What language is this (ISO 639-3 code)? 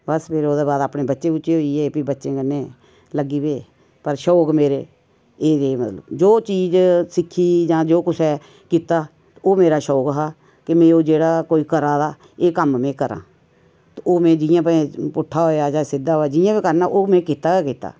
doi